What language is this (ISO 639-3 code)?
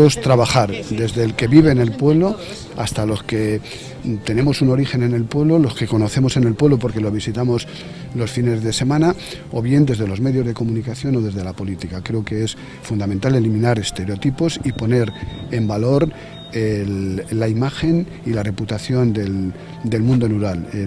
spa